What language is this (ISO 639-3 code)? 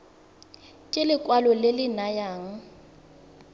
tsn